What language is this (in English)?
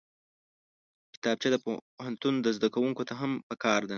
Pashto